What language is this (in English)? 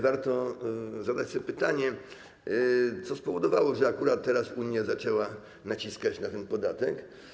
Polish